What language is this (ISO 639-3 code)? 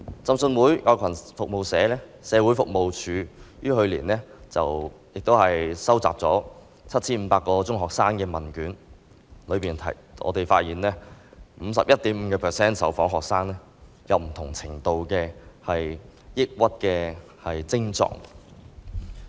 yue